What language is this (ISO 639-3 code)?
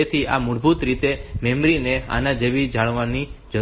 guj